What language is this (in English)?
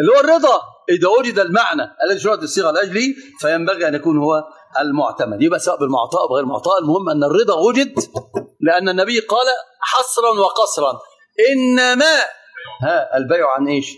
Arabic